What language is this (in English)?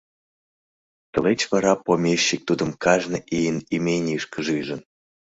Mari